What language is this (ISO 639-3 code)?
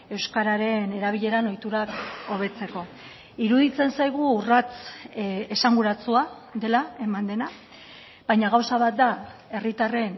eus